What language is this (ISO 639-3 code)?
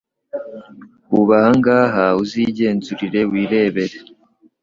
kin